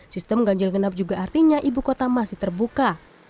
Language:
Indonesian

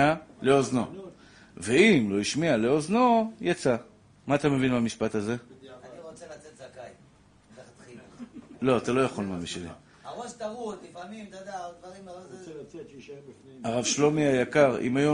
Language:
Hebrew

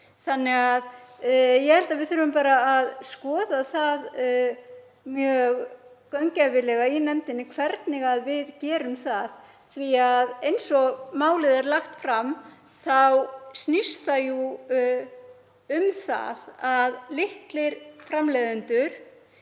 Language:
Icelandic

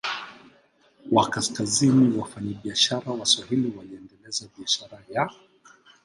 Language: Swahili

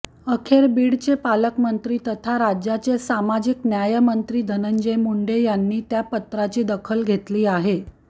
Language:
Marathi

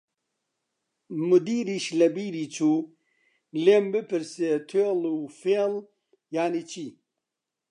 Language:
Central Kurdish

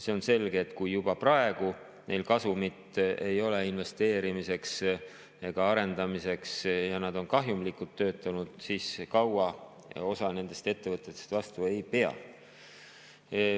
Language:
Estonian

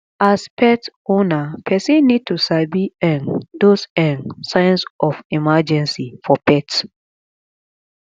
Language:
Nigerian Pidgin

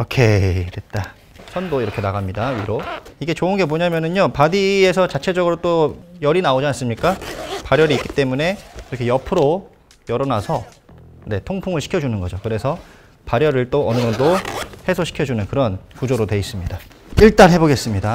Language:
Korean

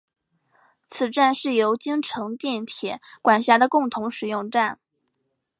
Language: Chinese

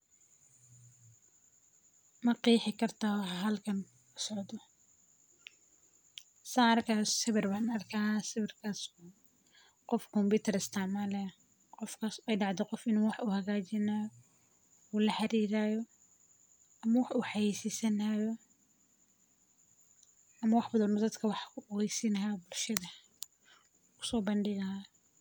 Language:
Somali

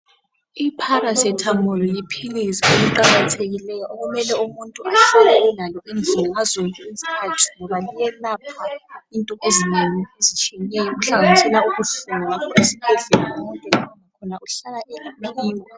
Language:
North Ndebele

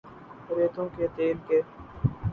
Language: Urdu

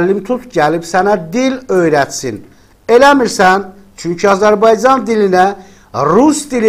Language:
Turkish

